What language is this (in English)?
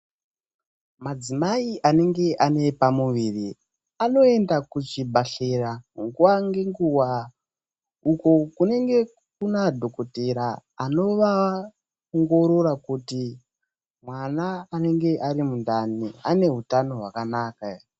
Ndau